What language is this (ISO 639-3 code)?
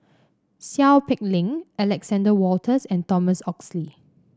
eng